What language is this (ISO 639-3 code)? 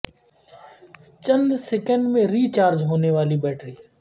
urd